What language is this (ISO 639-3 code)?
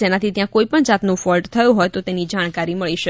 guj